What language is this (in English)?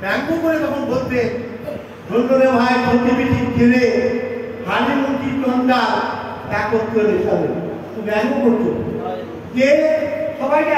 Bangla